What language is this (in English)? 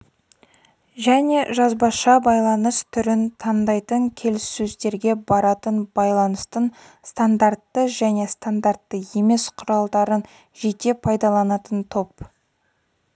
Kazakh